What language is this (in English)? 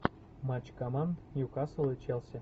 Russian